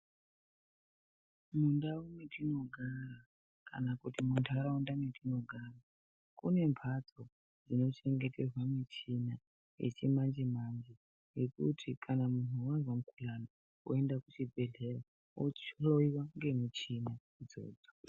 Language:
Ndau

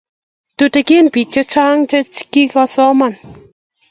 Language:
Kalenjin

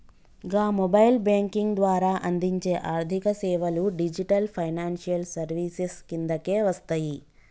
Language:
Telugu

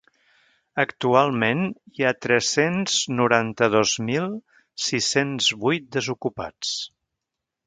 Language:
Catalan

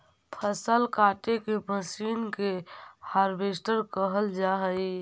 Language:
Magahi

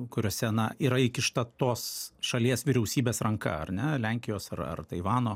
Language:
Lithuanian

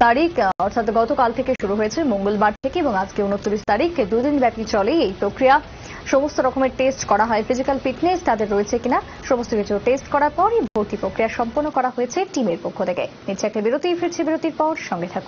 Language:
Hindi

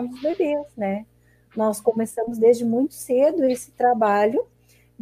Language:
Portuguese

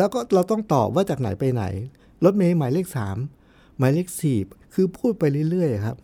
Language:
Thai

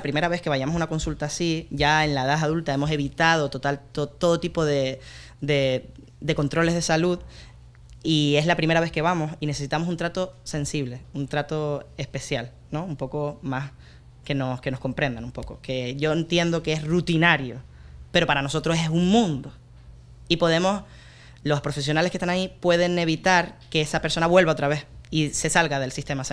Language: Spanish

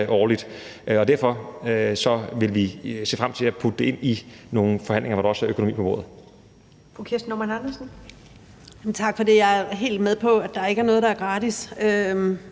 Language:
Danish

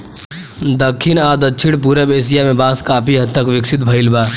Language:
Bhojpuri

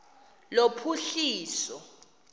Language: Xhosa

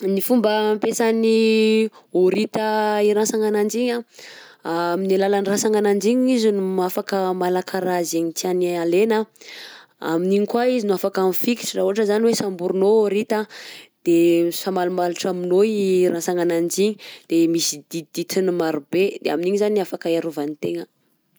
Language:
Southern Betsimisaraka Malagasy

